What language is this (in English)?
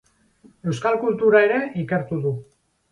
Basque